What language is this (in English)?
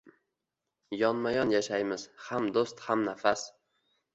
Uzbek